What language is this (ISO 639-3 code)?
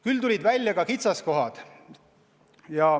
est